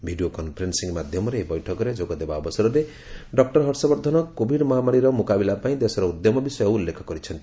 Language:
Odia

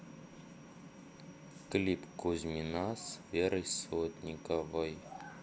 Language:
Russian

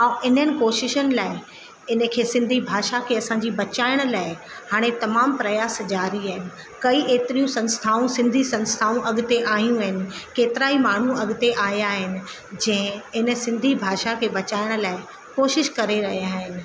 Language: Sindhi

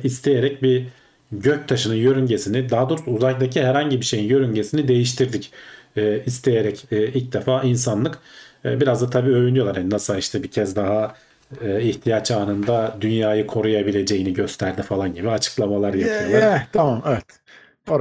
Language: Turkish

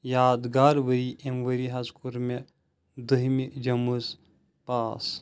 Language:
Kashmiri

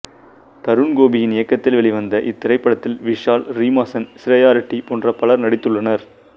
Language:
Tamil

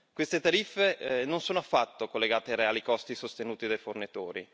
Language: Italian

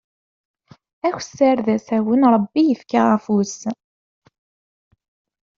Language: Kabyle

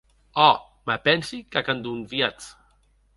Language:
Occitan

